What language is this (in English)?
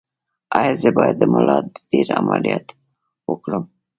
Pashto